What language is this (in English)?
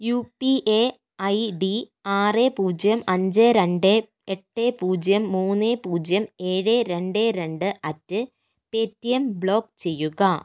Malayalam